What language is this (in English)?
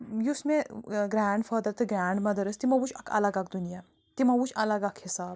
Kashmiri